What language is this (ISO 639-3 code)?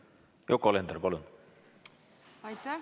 est